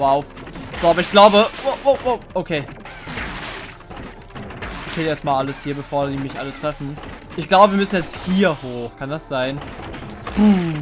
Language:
German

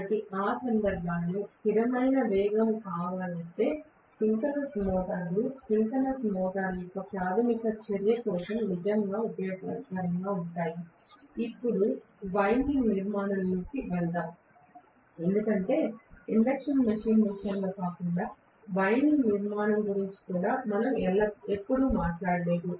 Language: Telugu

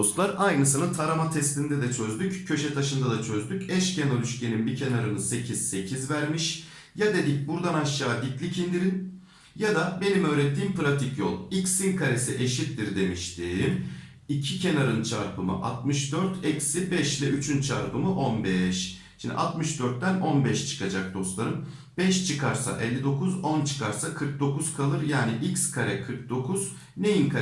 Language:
Turkish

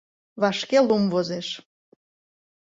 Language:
Mari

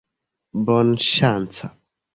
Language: Esperanto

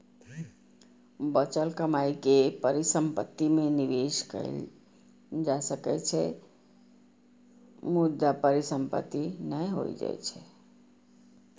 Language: Maithili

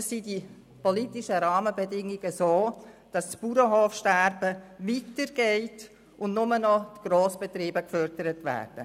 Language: Swiss German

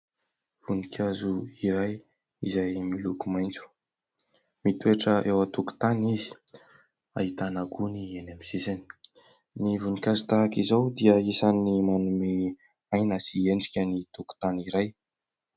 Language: Malagasy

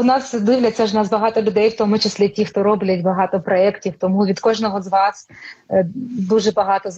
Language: Ukrainian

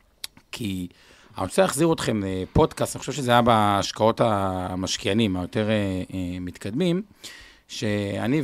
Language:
Hebrew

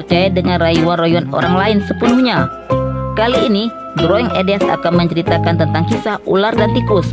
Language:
Indonesian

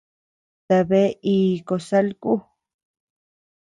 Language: Tepeuxila Cuicatec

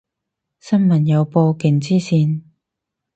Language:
Cantonese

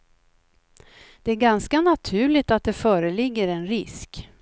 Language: Swedish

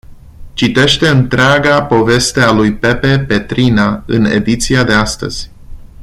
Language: Romanian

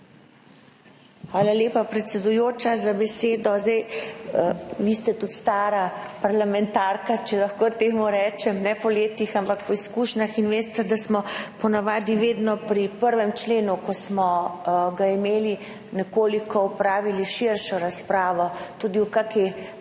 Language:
Slovenian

